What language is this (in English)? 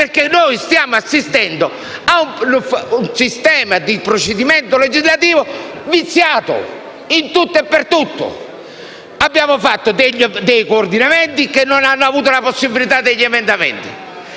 Italian